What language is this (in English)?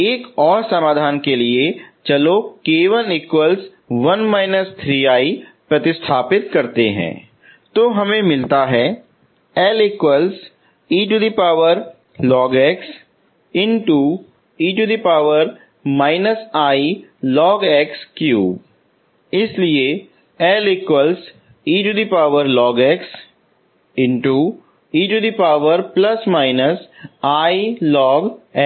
Hindi